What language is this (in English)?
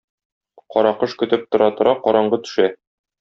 Tatar